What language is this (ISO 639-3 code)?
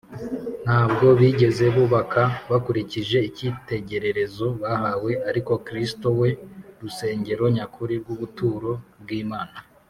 kin